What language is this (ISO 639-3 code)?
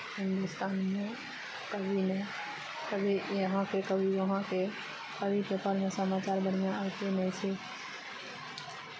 mai